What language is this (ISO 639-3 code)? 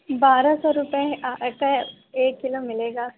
urd